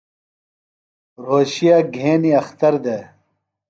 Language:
Phalura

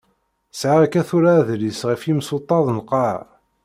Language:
Kabyle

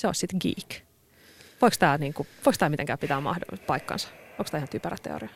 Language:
Finnish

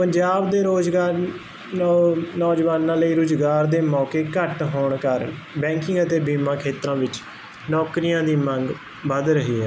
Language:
Punjabi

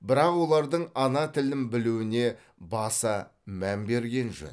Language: Kazakh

